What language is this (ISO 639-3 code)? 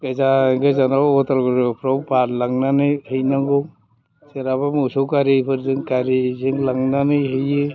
brx